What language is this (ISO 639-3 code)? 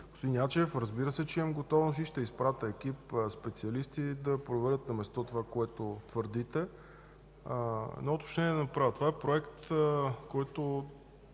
bul